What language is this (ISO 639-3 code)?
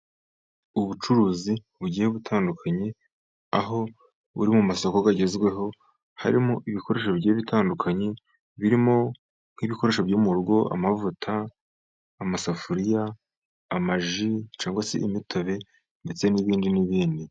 kin